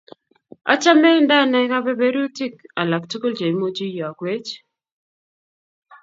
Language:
Kalenjin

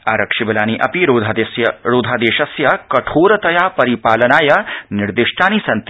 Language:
Sanskrit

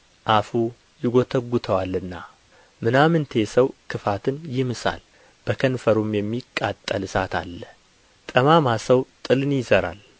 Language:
Amharic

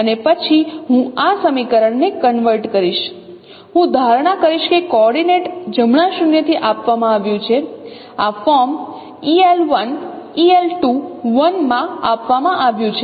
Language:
Gujarati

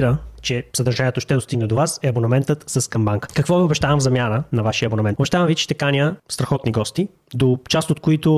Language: Bulgarian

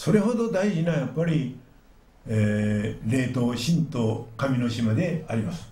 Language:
Japanese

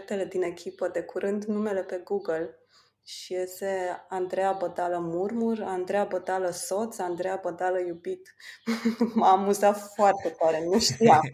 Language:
Romanian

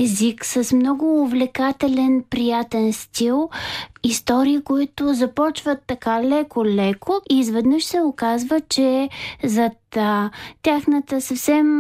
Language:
Bulgarian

